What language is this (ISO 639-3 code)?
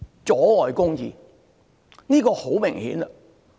yue